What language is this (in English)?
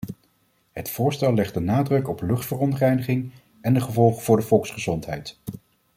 Dutch